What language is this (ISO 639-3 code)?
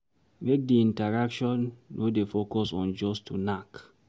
pcm